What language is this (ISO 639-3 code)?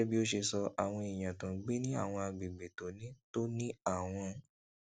yor